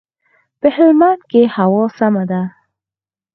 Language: Pashto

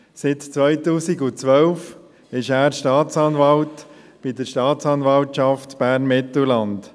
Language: Swiss German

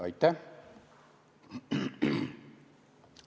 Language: Estonian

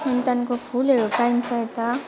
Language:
Nepali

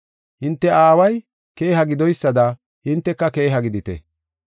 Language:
Gofa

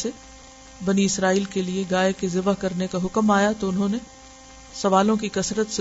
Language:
Urdu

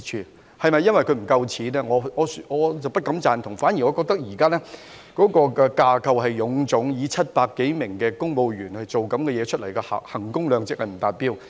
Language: Cantonese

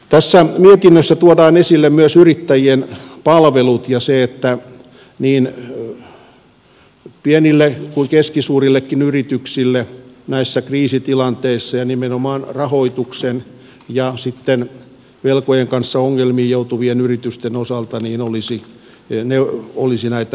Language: Finnish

